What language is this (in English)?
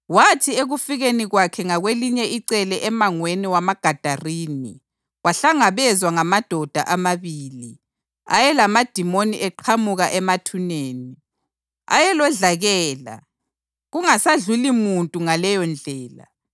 North Ndebele